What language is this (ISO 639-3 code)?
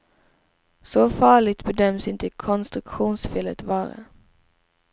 swe